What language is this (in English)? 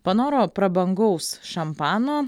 Lithuanian